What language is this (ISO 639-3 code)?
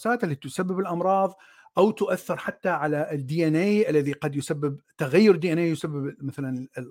ara